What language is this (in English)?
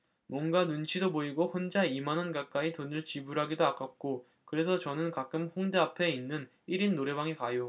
Korean